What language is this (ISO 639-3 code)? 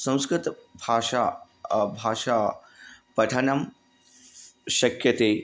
san